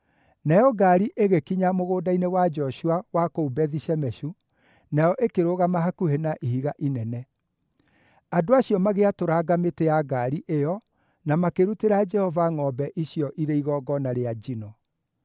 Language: Kikuyu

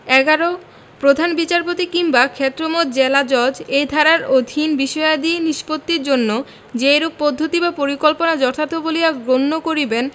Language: Bangla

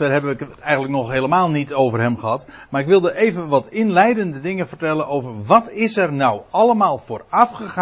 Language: Dutch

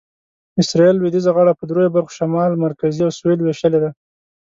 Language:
Pashto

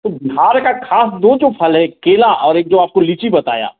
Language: Hindi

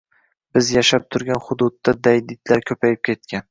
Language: Uzbek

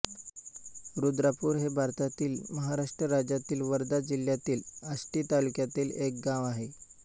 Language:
Marathi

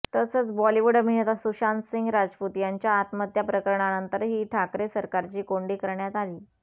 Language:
Marathi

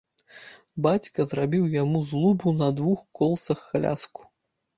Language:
Belarusian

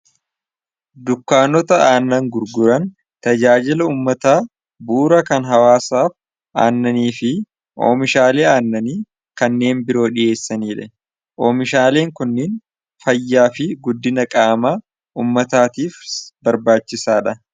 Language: Oromo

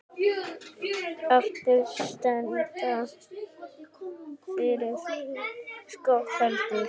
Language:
Icelandic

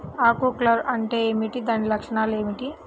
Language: Telugu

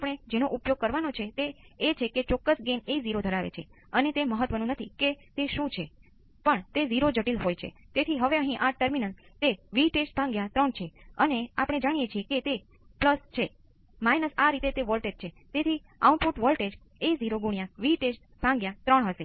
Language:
Gujarati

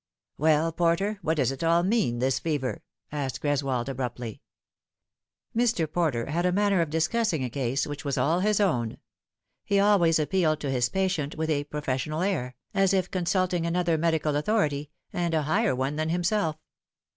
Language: English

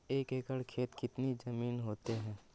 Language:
Magahi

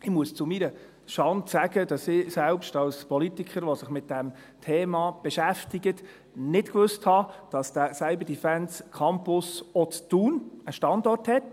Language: Swiss German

